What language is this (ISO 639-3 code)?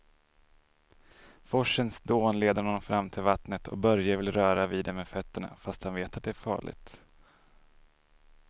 swe